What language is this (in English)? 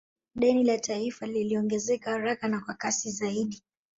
Swahili